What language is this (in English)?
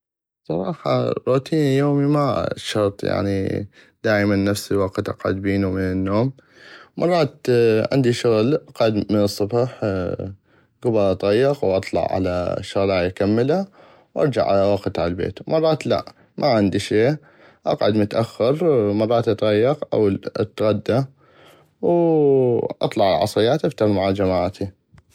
North Mesopotamian Arabic